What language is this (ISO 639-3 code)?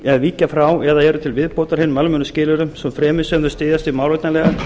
isl